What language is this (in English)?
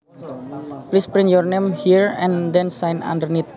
Javanese